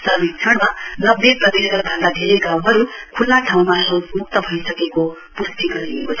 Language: Nepali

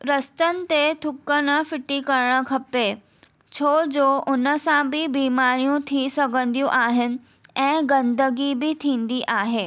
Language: Sindhi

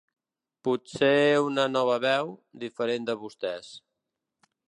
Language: Catalan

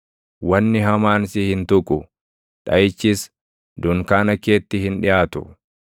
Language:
Oromo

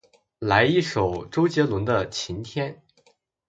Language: Chinese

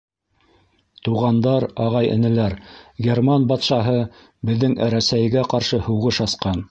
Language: Bashkir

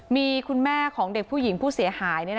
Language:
Thai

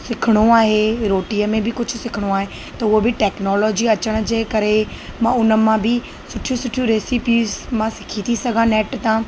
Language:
Sindhi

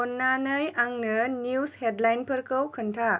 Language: Bodo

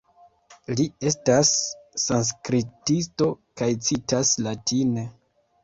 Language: Esperanto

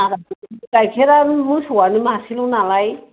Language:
Bodo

